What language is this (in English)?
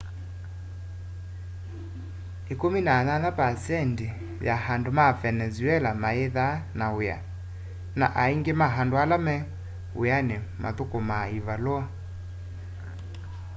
Kamba